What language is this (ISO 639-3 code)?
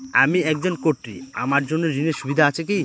ben